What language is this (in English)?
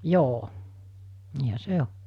Finnish